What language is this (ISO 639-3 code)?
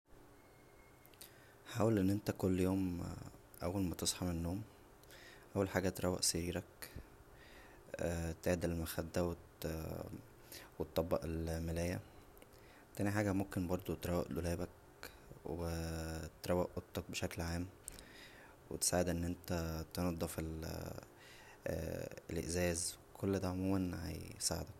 arz